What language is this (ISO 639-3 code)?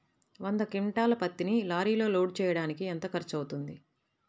tel